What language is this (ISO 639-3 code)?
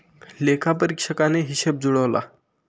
mar